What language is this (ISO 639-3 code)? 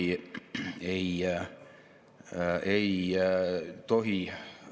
est